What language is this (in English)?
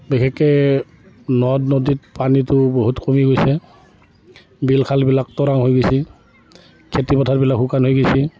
Assamese